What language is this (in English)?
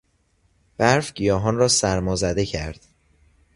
Persian